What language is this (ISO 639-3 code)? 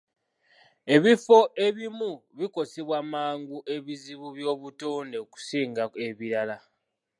lug